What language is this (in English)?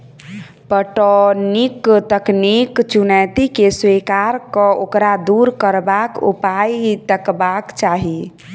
Maithili